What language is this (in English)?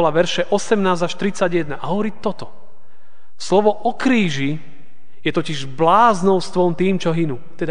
Slovak